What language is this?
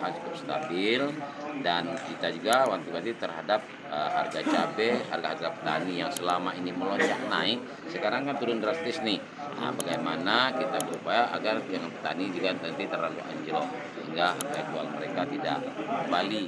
Indonesian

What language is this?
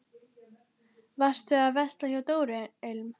Icelandic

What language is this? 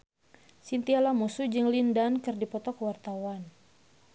Sundanese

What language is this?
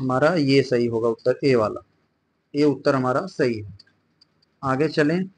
Hindi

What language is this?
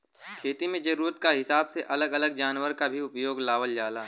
Bhojpuri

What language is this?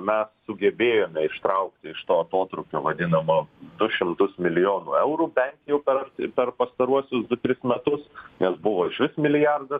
Lithuanian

